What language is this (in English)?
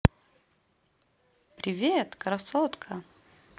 Russian